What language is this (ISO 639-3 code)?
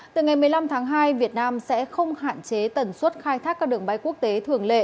vie